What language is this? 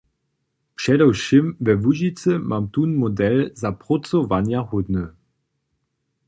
Upper Sorbian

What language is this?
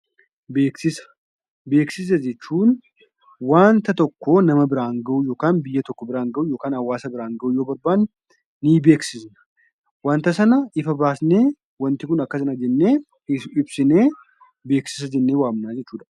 Oromo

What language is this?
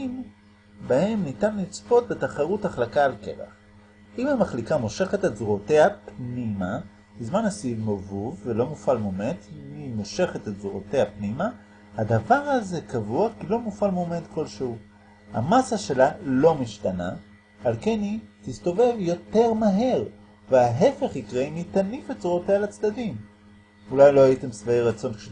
Hebrew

